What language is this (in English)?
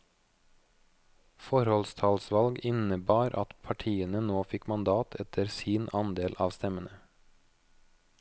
Norwegian